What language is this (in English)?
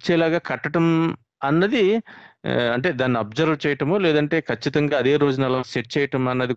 Telugu